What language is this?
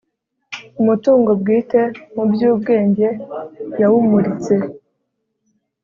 Kinyarwanda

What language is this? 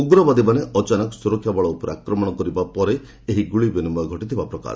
Odia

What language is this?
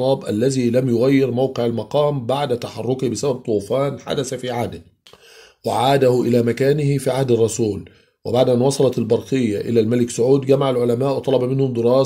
Arabic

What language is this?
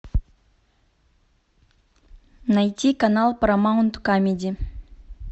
Russian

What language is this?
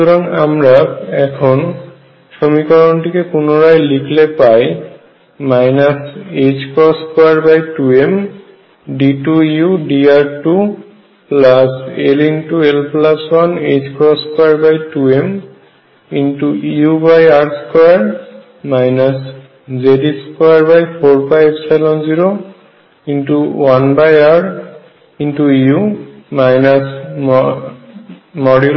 Bangla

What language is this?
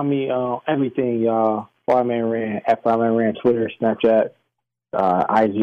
English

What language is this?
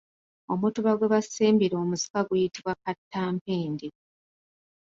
Ganda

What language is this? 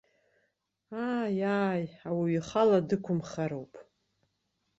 Abkhazian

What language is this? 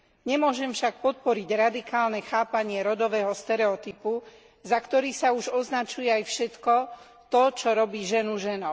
Slovak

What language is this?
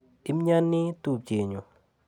Kalenjin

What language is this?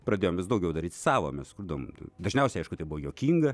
Lithuanian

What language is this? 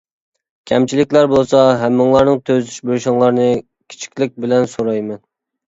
Uyghur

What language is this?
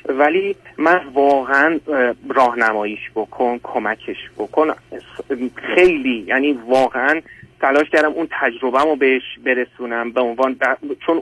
Persian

